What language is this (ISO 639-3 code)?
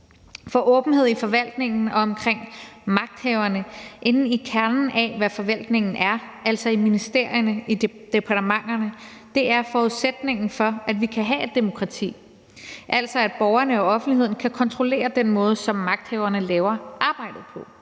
dan